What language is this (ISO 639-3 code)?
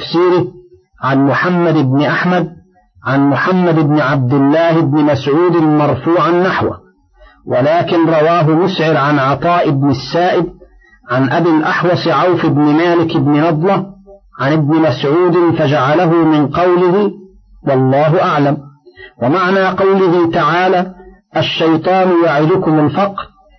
ara